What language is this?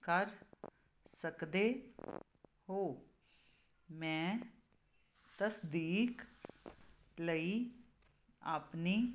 Punjabi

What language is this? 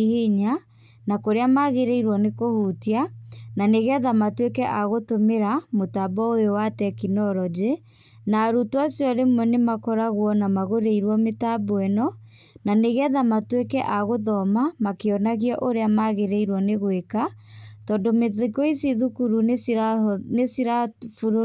Kikuyu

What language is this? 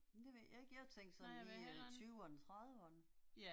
Danish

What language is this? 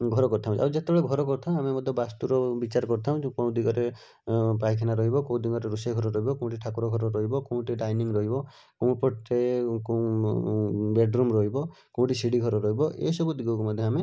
Odia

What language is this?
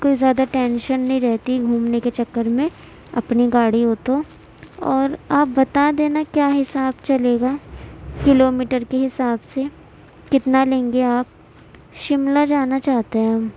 Urdu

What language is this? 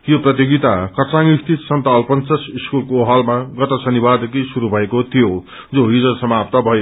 Nepali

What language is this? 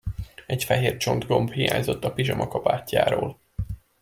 Hungarian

